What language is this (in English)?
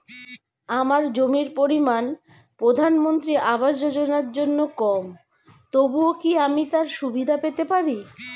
Bangla